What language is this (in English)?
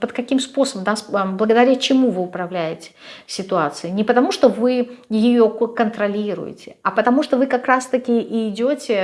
Russian